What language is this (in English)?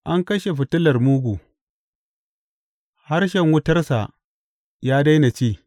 Hausa